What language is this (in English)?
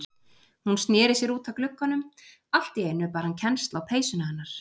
Icelandic